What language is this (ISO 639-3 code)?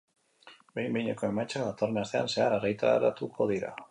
eus